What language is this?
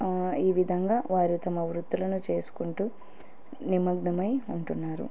Telugu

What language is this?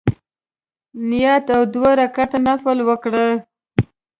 Pashto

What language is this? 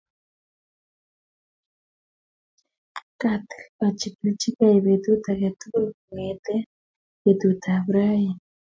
Kalenjin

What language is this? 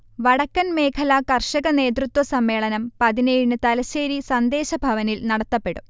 Malayalam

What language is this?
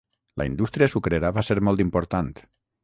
Catalan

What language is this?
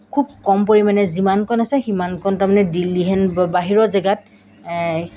Assamese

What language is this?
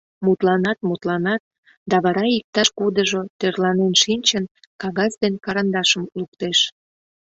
Mari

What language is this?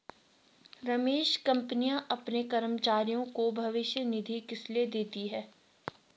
Hindi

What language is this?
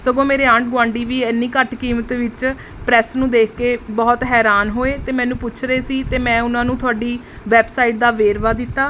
Punjabi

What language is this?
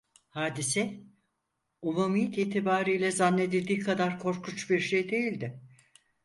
Turkish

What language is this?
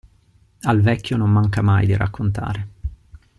Italian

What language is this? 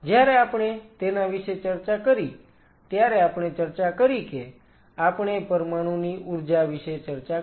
Gujarati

